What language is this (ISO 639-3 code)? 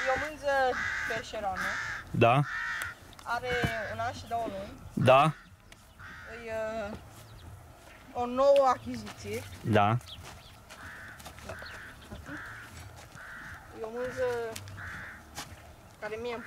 ron